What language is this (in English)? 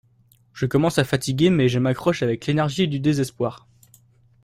French